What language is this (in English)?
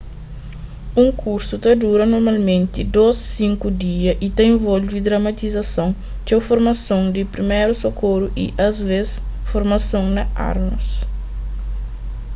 Kabuverdianu